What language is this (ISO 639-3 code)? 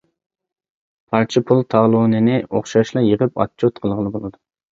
uig